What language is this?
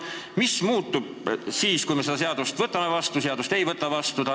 Estonian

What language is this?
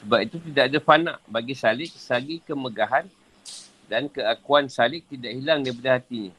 Malay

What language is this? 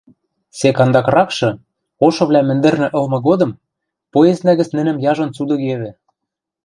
Western Mari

